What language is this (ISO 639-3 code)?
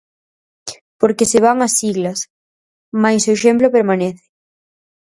glg